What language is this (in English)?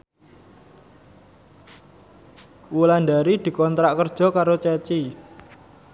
Javanese